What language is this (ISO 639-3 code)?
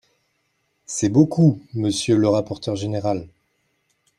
fra